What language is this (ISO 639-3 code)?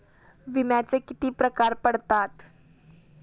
mar